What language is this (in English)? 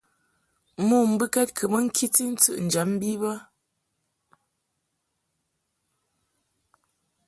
Mungaka